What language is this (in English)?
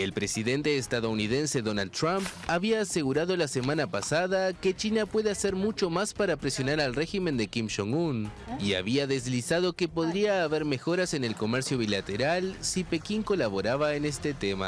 Spanish